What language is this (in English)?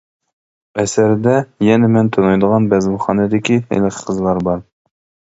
Uyghur